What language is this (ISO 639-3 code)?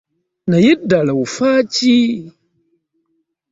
lug